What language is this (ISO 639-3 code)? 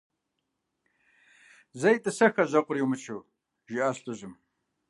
kbd